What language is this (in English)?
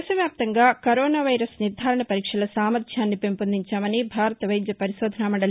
Telugu